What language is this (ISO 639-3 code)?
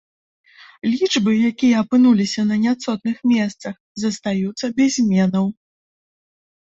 bel